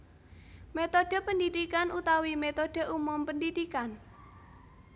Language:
Javanese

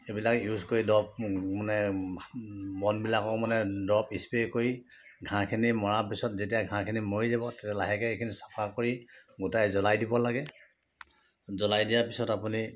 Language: Assamese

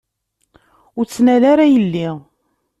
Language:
Kabyle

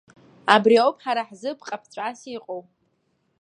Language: Abkhazian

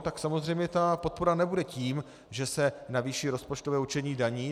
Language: Czech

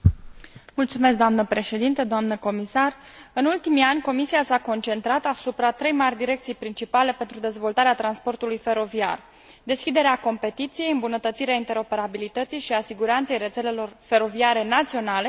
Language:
Romanian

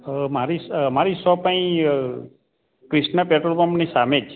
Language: Gujarati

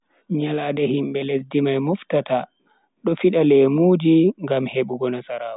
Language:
Bagirmi Fulfulde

